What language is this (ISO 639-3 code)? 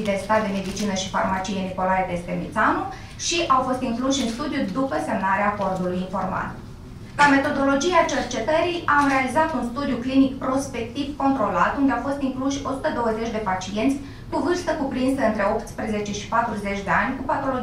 ron